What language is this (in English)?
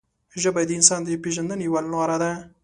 Pashto